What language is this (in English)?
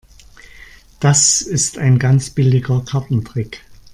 German